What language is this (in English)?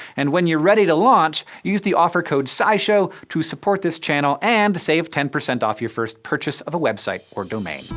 English